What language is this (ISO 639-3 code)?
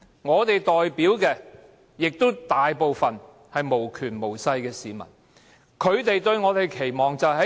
yue